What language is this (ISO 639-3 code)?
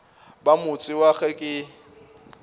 nso